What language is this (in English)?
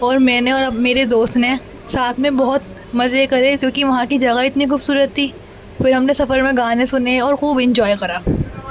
Urdu